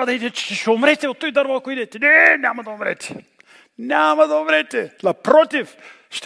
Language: Bulgarian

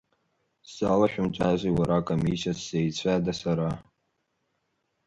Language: Abkhazian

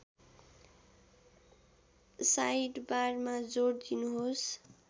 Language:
Nepali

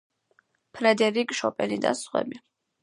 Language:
Georgian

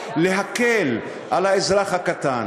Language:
Hebrew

